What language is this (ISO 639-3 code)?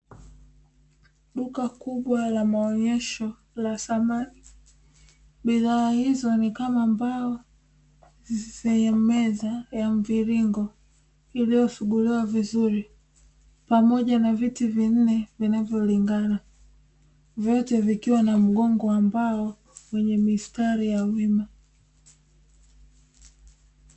swa